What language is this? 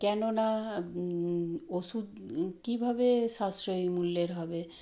Bangla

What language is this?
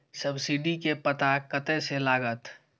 Maithili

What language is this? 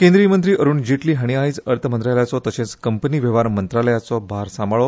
Konkani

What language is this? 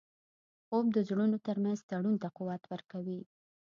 Pashto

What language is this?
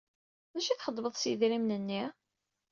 Kabyle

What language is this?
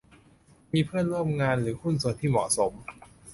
Thai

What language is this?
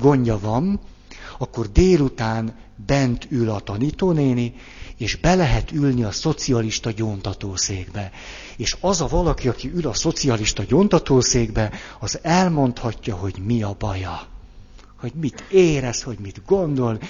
Hungarian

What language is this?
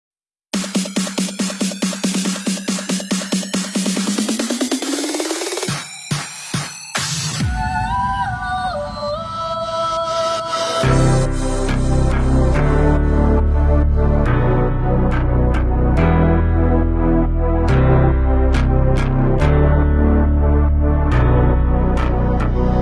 Vietnamese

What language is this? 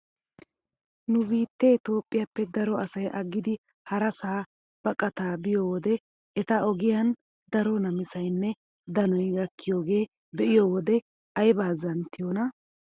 Wolaytta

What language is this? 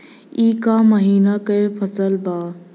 Bhojpuri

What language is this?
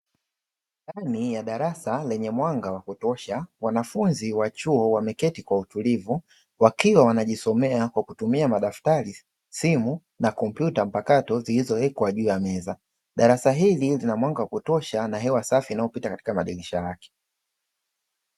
Swahili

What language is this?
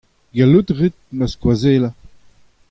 Breton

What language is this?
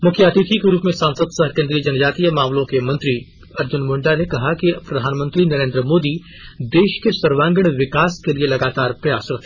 Hindi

